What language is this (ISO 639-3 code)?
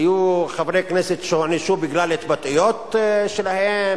heb